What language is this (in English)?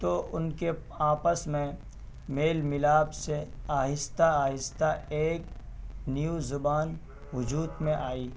Urdu